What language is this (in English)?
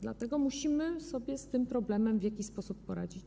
Polish